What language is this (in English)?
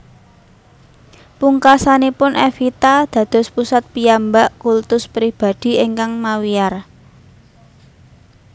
Javanese